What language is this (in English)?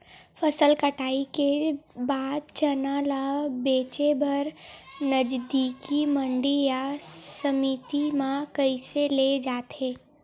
Chhattisgarhi